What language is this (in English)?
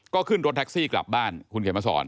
Thai